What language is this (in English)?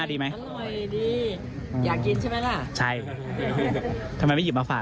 Thai